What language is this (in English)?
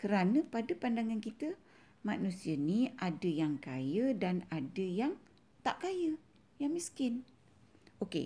Malay